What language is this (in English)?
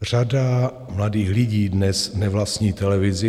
Czech